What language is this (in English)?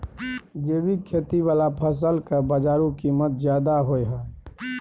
Maithili